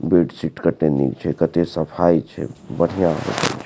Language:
Maithili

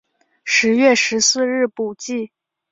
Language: Chinese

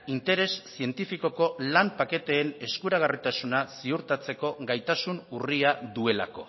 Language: Basque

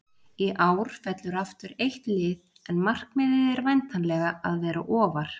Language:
Icelandic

